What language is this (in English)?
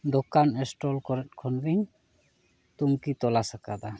Santali